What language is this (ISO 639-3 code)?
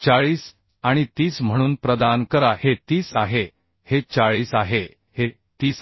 mar